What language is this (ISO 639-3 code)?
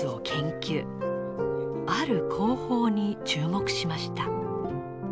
jpn